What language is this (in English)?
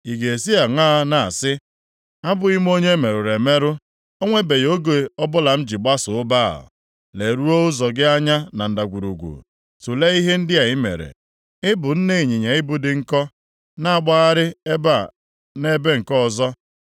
Igbo